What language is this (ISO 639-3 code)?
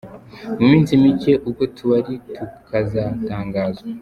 kin